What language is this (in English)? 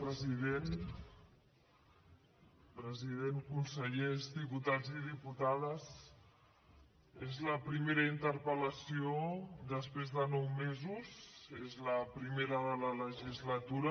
Catalan